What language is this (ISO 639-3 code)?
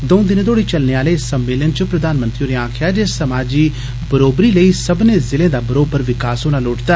doi